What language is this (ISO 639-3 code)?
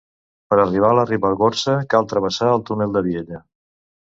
cat